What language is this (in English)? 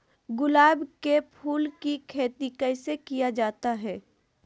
Magahi